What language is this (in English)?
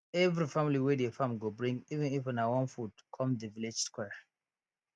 Nigerian Pidgin